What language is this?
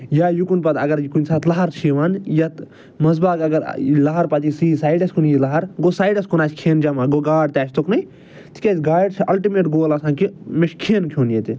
Kashmiri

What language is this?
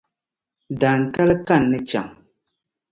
Dagbani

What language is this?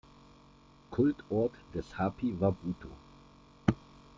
German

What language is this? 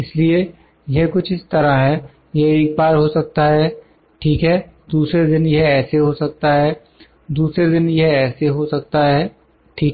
Hindi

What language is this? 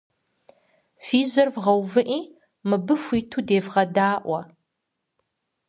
Kabardian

